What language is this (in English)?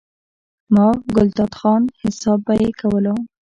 Pashto